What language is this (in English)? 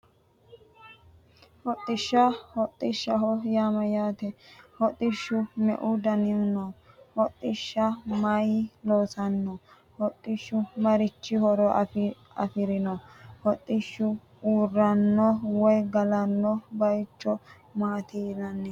Sidamo